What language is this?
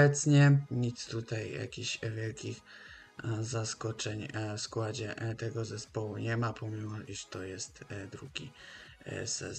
Polish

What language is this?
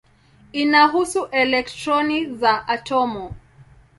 Swahili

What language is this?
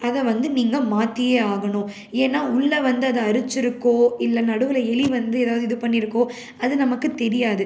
Tamil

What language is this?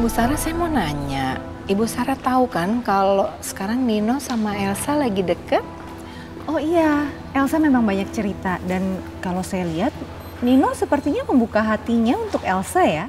Indonesian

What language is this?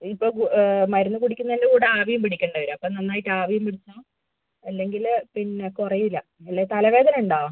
Malayalam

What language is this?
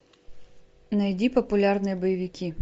Russian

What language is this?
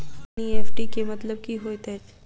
Maithili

